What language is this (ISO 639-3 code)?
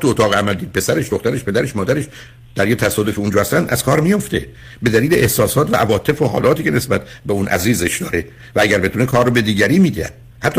fas